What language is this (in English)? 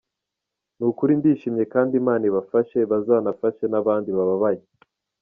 Kinyarwanda